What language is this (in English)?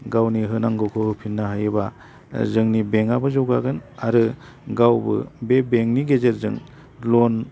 Bodo